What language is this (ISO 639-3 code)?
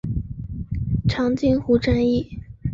zho